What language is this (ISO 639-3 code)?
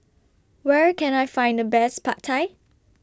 eng